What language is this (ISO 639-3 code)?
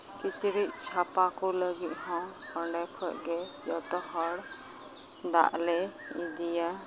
sat